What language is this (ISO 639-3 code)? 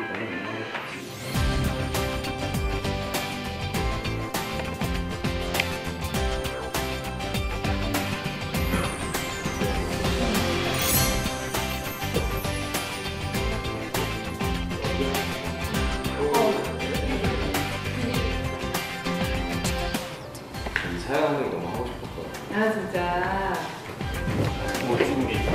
kor